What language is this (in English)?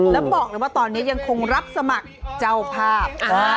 Thai